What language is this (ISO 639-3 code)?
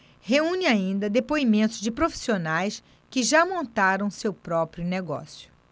por